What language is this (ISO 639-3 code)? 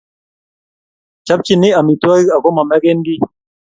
kln